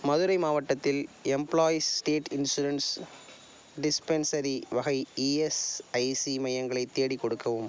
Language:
Tamil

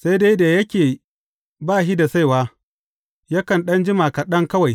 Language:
Hausa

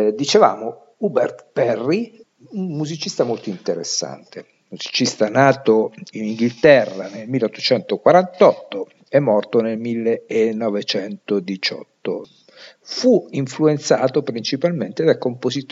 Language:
Italian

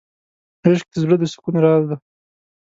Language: Pashto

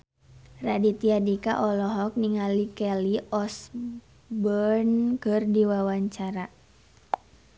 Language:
Sundanese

